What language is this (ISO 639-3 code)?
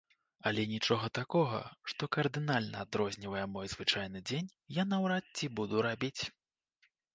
bel